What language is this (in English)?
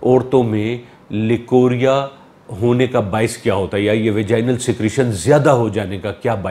Hindi